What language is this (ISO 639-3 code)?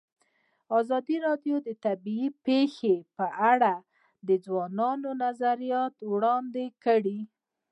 pus